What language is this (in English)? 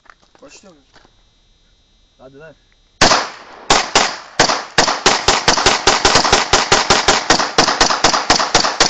Turkish